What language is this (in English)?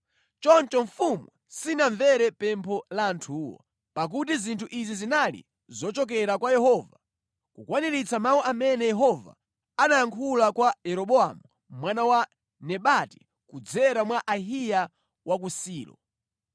Nyanja